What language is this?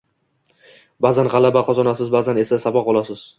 Uzbek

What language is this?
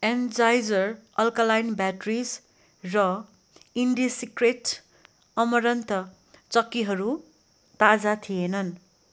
Nepali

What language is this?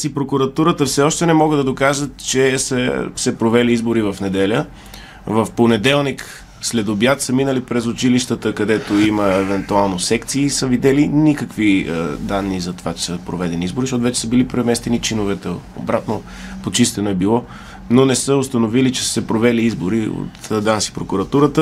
Bulgarian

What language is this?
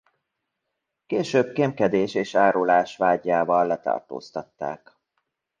Hungarian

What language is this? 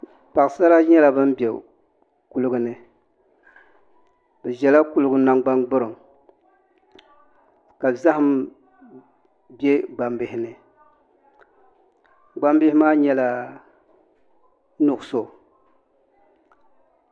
Dagbani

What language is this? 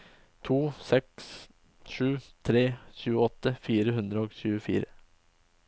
Norwegian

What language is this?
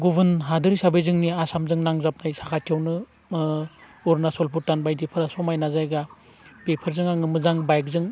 Bodo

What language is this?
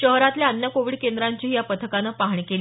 Marathi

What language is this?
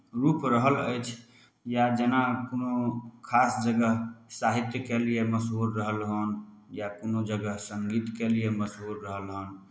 Maithili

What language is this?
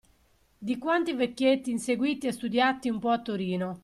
Italian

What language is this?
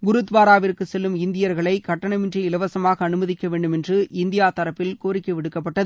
Tamil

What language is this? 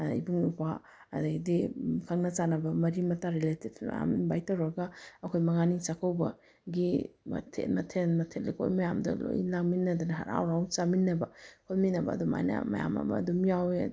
Manipuri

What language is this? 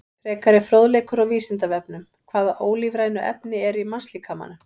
Icelandic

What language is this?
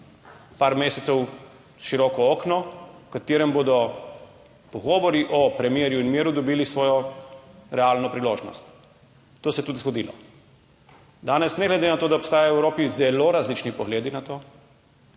Slovenian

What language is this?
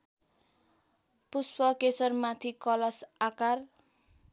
Nepali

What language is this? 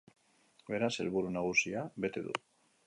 Basque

